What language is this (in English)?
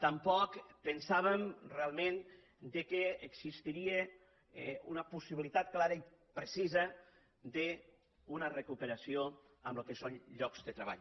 Catalan